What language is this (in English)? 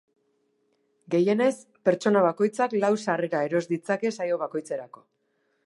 Basque